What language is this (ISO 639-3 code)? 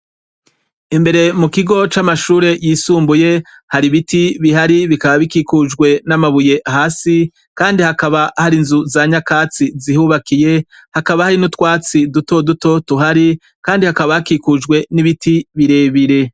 run